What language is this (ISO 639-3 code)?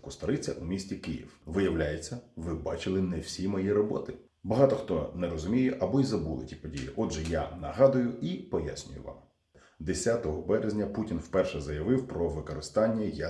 ukr